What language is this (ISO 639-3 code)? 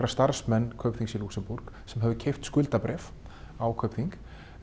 isl